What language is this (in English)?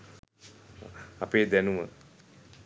Sinhala